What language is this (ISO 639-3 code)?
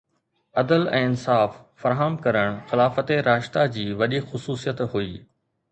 snd